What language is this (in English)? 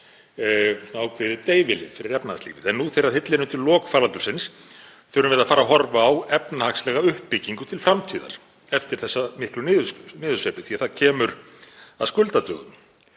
Icelandic